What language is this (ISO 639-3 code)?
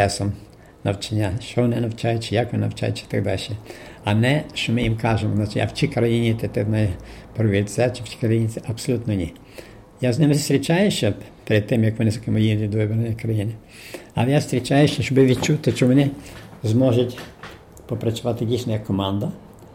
ukr